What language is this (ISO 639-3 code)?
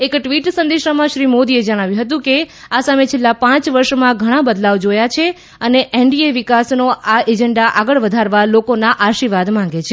guj